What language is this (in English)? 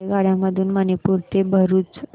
Marathi